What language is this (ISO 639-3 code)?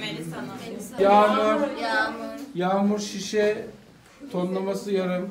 tur